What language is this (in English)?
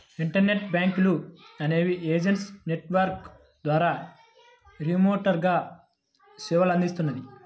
Telugu